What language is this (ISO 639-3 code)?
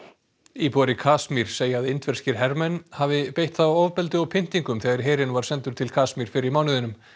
isl